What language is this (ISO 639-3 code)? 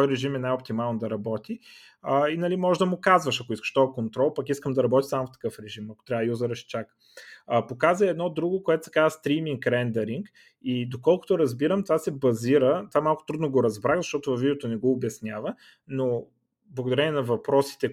bul